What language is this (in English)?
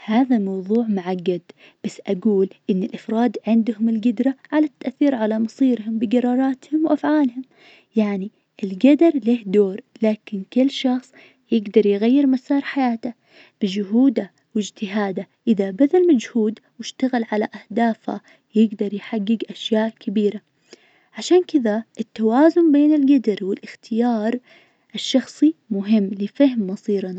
Najdi Arabic